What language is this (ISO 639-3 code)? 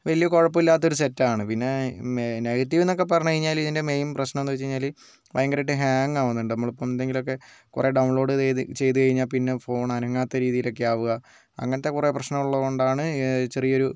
mal